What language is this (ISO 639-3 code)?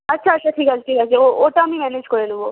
ben